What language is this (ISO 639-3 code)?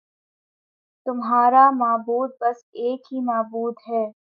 urd